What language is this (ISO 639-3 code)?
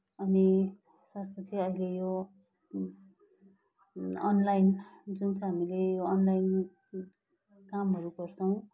nep